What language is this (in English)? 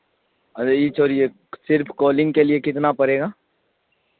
Urdu